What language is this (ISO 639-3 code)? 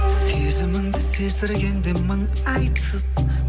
kaz